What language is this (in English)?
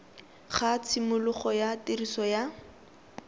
Tswana